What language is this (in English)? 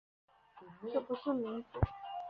Chinese